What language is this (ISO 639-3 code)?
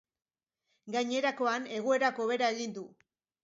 eus